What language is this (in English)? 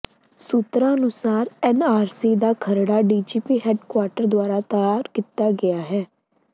Punjabi